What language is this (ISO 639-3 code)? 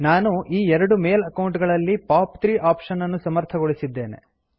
kan